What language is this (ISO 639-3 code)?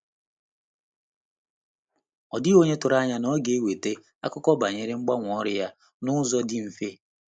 ibo